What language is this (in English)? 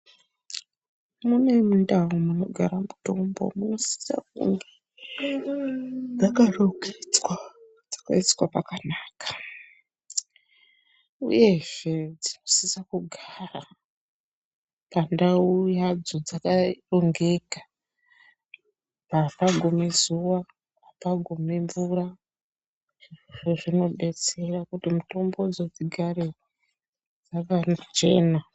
Ndau